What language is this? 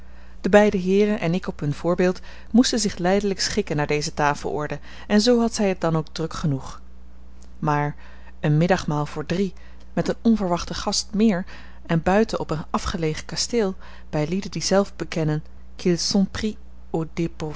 Dutch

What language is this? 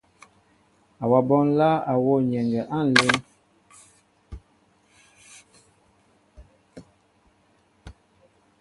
Mbo (Cameroon)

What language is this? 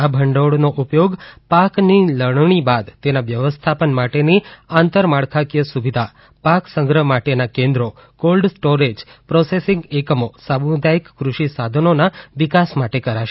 Gujarati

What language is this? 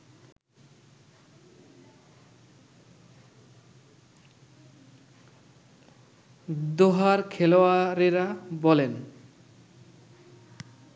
Bangla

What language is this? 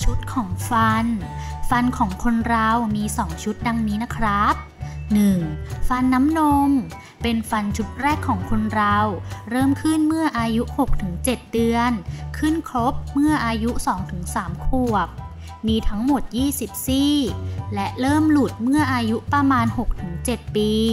Thai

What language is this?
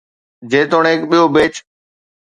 Sindhi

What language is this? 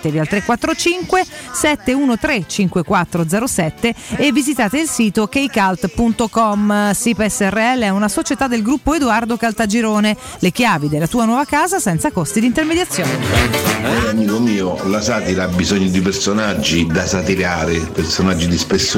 Italian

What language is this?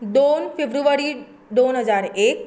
Konkani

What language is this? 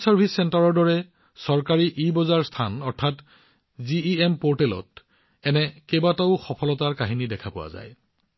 Assamese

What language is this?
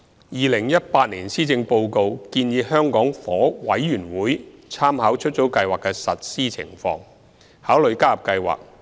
Cantonese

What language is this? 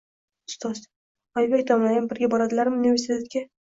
Uzbek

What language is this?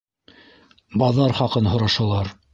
Bashkir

